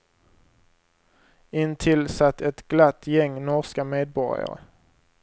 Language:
Swedish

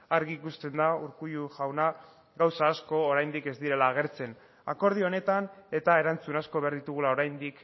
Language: Basque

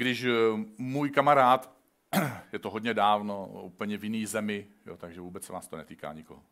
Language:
Czech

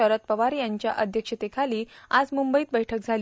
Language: Marathi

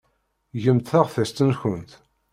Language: Kabyle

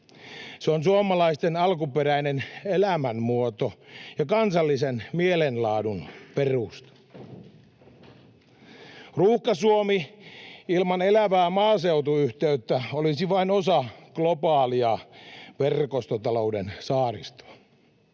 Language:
Finnish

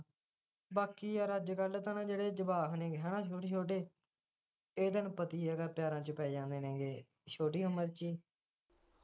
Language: Punjabi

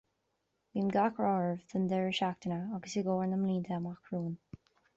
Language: Irish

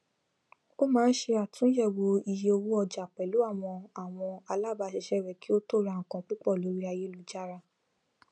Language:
Yoruba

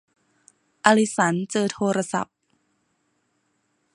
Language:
Thai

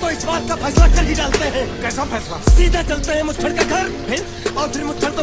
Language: Pashto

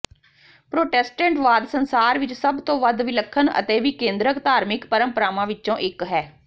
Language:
Punjabi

